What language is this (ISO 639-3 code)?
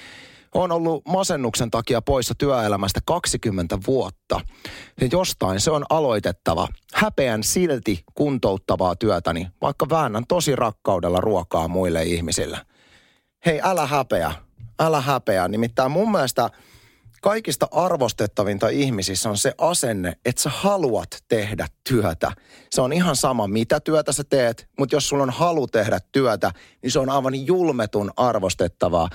fin